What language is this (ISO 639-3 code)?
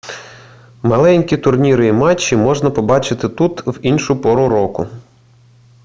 ukr